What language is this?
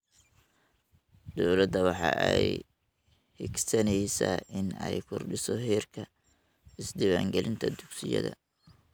Somali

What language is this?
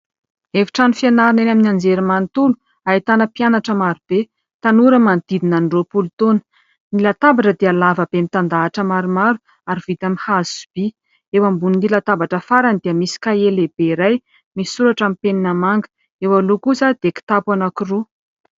Malagasy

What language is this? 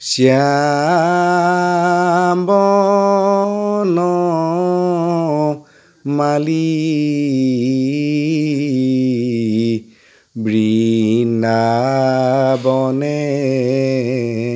Assamese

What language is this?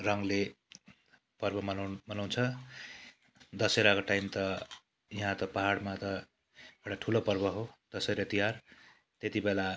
Nepali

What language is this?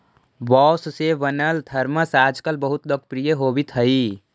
Magahi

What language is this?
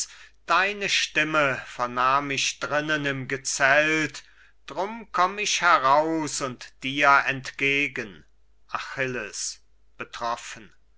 German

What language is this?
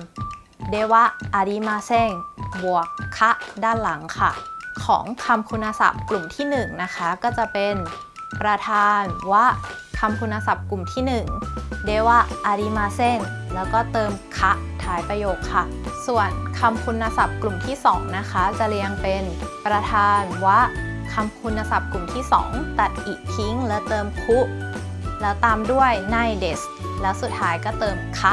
Thai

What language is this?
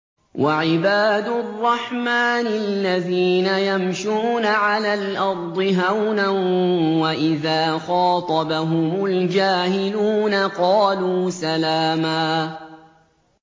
Arabic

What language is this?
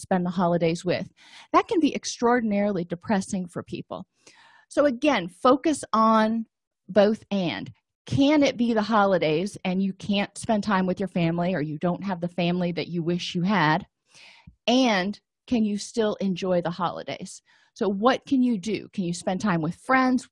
English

